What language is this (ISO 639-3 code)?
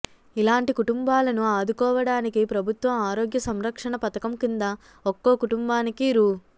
tel